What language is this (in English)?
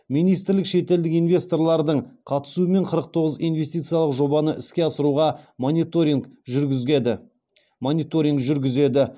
Kazakh